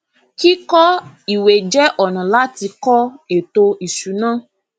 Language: Yoruba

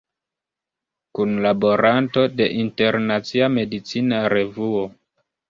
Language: Esperanto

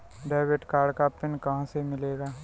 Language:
Hindi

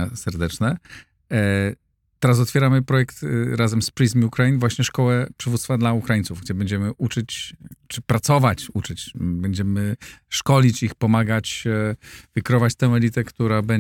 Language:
Polish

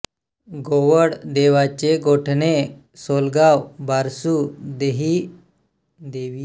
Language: Marathi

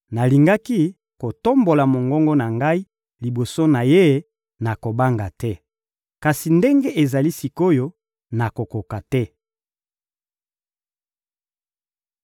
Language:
Lingala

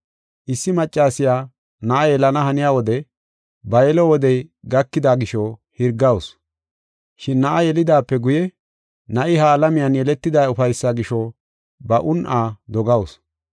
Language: Gofa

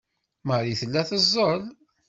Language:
Kabyle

